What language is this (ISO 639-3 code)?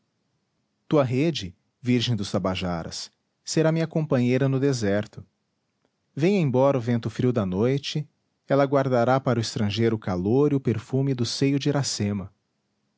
por